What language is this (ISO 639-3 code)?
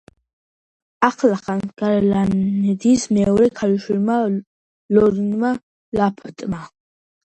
kat